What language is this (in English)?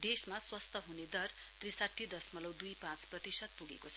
Nepali